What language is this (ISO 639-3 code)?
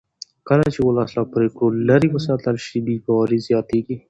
pus